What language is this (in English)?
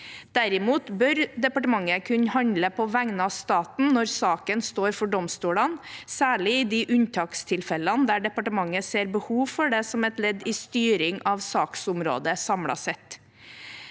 Norwegian